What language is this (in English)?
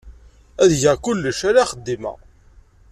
Kabyle